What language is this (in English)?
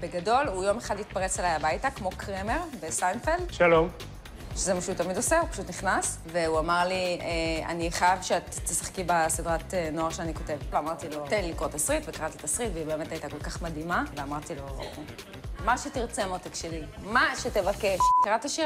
Hebrew